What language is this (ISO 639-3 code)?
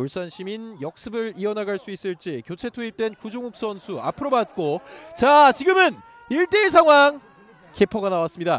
kor